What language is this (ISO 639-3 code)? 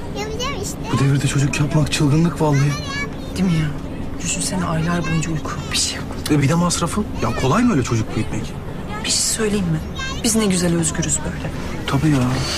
tur